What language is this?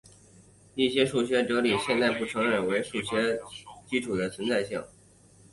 Chinese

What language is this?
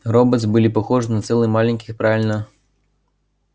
Russian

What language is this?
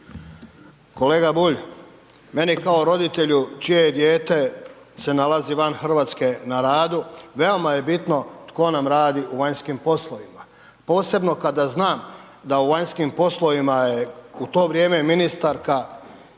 Croatian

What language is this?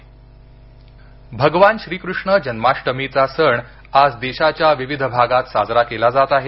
Marathi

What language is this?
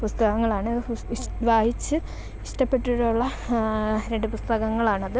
Malayalam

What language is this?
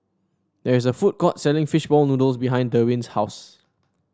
English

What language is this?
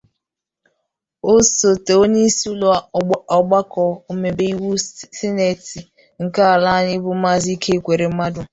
Igbo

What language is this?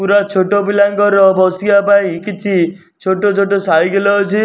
Odia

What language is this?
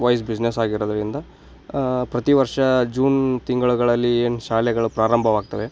Kannada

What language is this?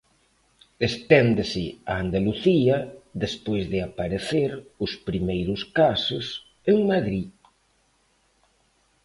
Galician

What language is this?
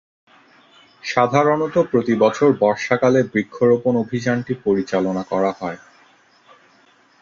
Bangla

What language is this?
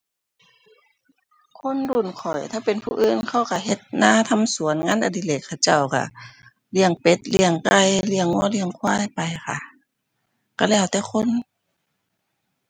Thai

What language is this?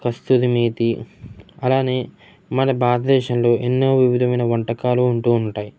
Telugu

